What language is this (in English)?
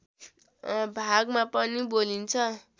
Nepali